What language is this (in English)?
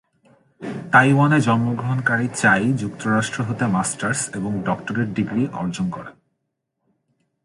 Bangla